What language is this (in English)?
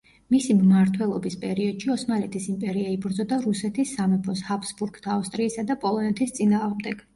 Georgian